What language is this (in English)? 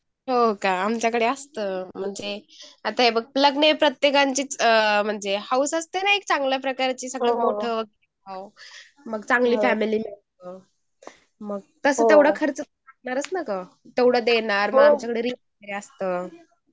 Marathi